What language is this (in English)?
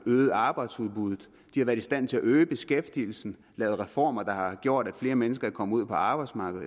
Danish